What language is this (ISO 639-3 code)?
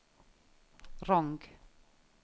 nor